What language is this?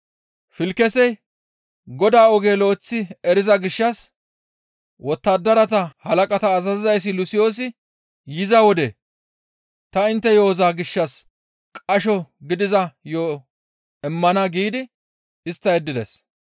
Gamo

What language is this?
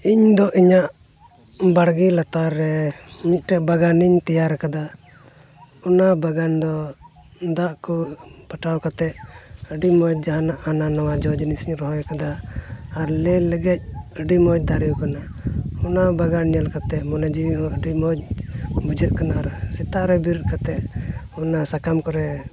Santali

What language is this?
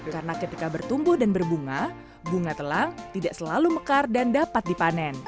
Indonesian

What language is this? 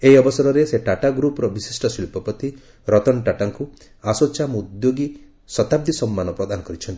Odia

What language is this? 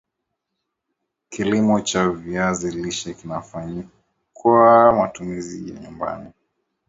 Swahili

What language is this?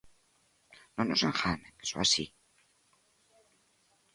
Galician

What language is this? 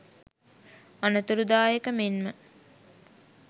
Sinhala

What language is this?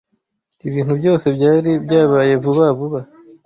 Kinyarwanda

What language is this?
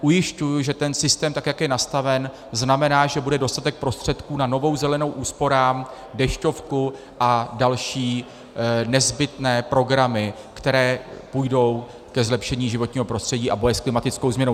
Czech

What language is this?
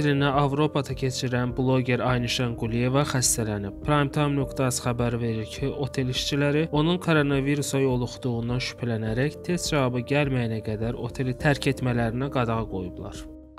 Turkish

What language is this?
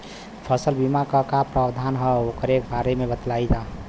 Bhojpuri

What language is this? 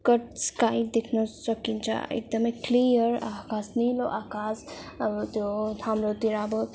Nepali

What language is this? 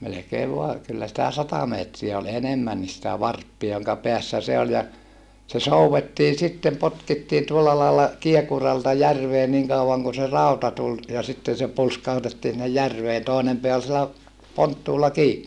Finnish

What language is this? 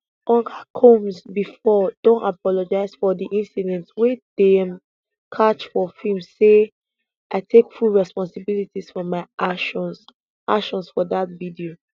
Nigerian Pidgin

